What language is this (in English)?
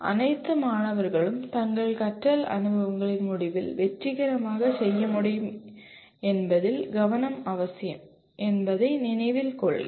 Tamil